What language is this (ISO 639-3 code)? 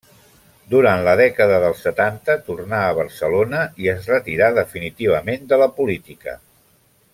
cat